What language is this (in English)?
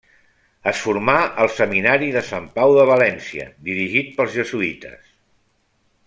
Catalan